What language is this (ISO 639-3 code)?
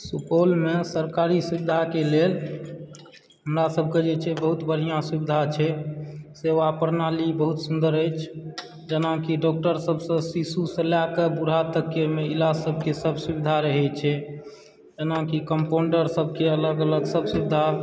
mai